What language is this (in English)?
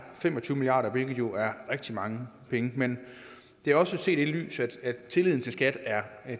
Danish